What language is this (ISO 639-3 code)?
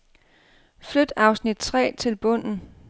dan